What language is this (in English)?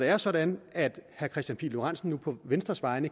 Danish